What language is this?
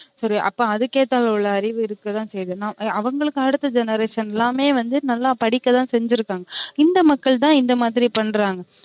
Tamil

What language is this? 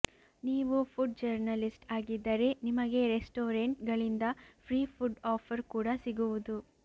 Kannada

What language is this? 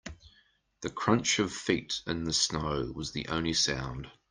English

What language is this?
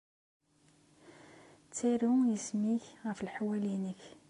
Kabyle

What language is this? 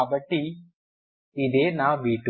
Telugu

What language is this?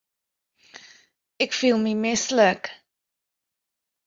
Western Frisian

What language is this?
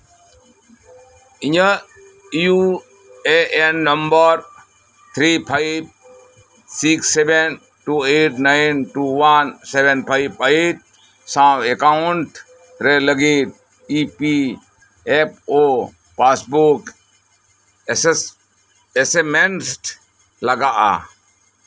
Santali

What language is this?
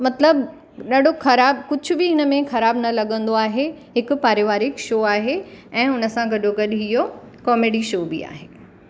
Sindhi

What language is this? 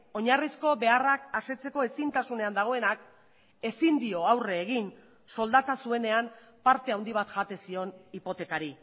Basque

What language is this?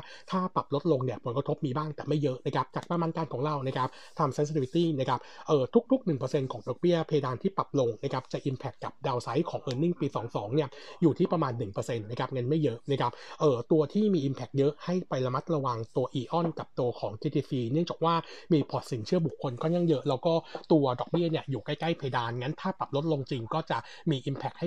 Thai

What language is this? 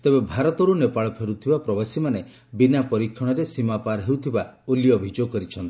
Odia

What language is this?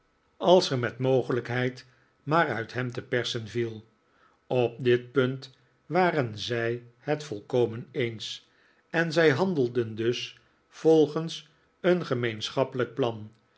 Dutch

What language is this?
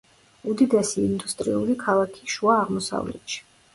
Georgian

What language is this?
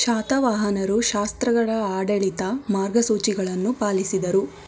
Kannada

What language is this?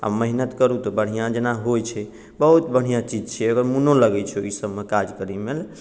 Maithili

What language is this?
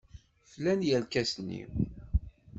Kabyle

